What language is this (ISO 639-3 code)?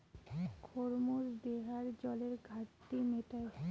ben